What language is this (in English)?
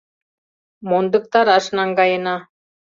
Mari